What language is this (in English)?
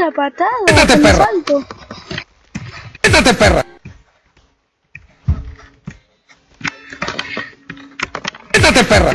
Spanish